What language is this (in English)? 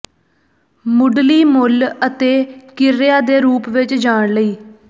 Punjabi